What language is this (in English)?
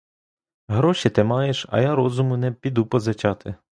Ukrainian